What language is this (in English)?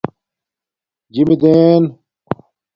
Domaaki